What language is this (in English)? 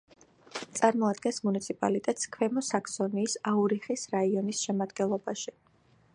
Georgian